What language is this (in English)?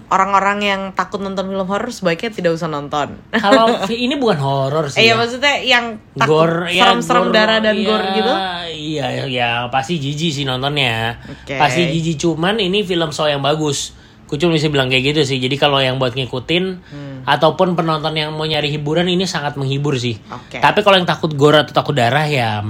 Indonesian